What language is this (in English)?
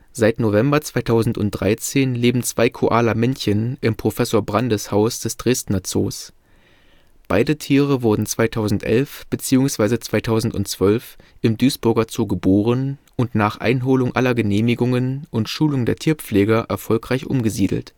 German